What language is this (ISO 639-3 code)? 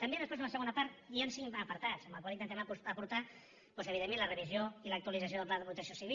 cat